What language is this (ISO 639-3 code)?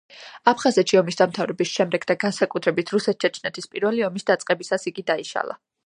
kat